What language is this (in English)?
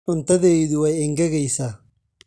Somali